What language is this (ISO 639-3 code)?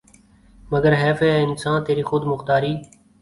urd